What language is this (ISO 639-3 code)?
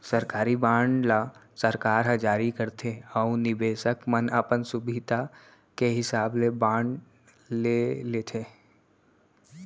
hne